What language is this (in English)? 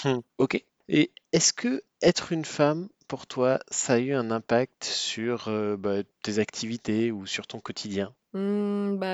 French